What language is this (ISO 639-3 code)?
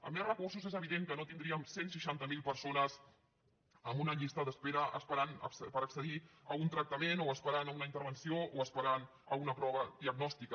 cat